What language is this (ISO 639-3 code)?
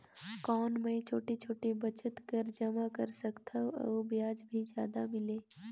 hne